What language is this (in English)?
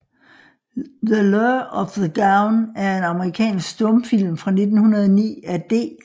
Danish